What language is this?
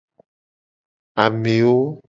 Gen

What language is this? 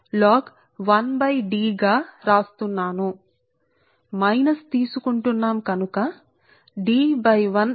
Telugu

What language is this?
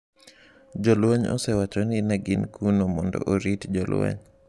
Luo (Kenya and Tanzania)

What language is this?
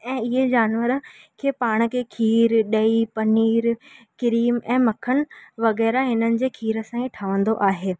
Sindhi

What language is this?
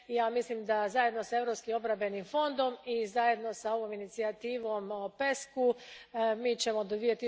Croatian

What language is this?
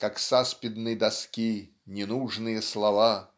Russian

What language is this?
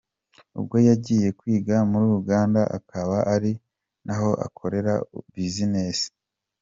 Kinyarwanda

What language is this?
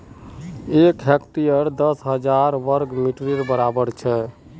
Magahi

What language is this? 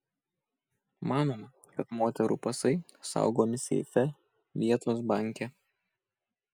Lithuanian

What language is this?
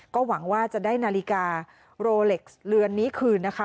Thai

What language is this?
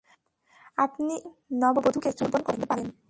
Bangla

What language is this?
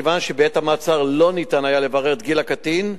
Hebrew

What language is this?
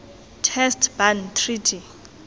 Tswana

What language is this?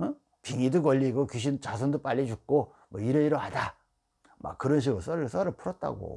Korean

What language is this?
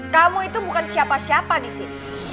Indonesian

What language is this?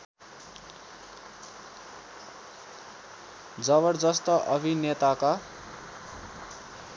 Nepali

